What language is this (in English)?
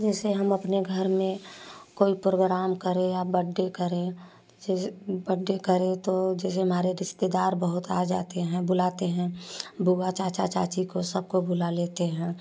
Hindi